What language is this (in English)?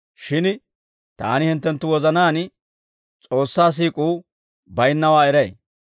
Dawro